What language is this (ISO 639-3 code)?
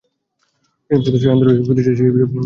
ben